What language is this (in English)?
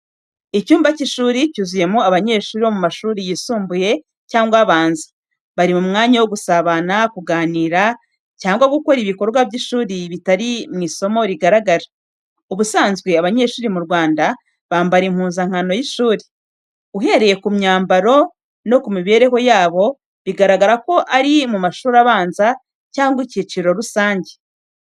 Kinyarwanda